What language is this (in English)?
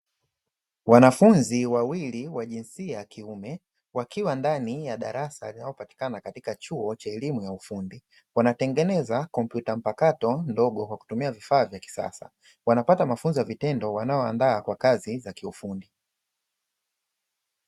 Swahili